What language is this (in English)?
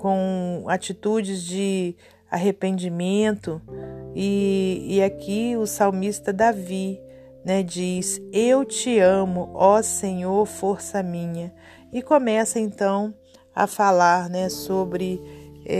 Portuguese